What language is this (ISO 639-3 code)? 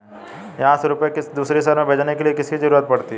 hin